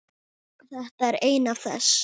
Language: Icelandic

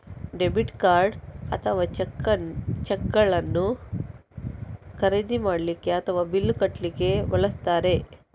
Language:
Kannada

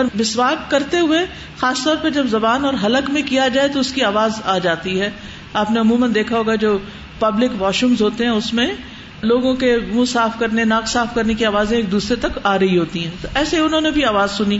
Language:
Urdu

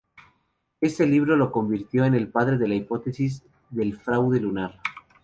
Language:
Spanish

